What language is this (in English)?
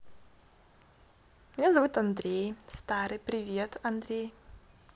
Russian